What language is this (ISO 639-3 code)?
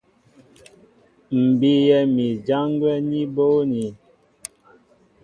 mbo